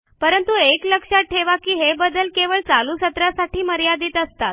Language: Marathi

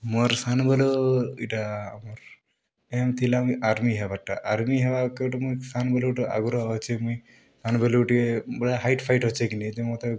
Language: Odia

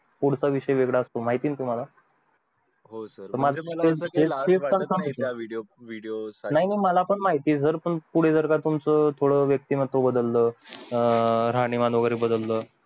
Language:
Marathi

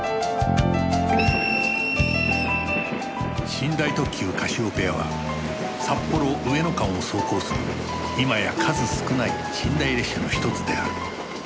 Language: Japanese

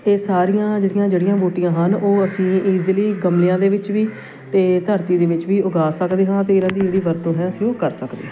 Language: Punjabi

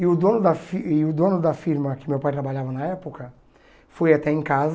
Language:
Portuguese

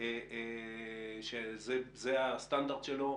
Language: Hebrew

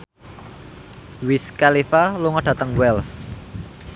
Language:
Javanese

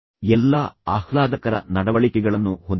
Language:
Kannada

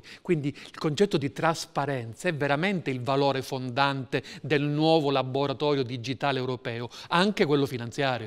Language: Italian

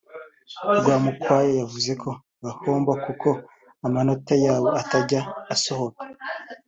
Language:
Kinyarwanda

